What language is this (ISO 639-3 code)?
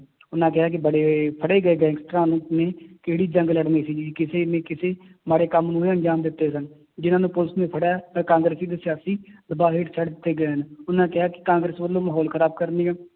pan